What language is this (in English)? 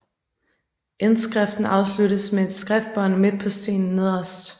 Danish